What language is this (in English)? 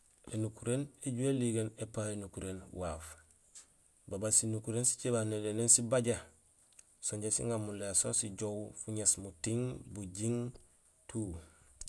Gusilay